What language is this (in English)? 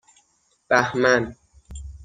Persian